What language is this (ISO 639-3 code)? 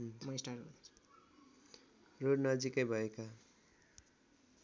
nep